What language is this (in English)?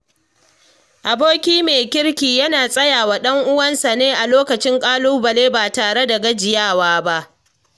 Hausa